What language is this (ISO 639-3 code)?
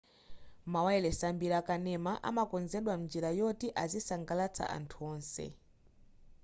nya